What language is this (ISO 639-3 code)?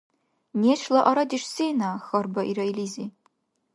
dar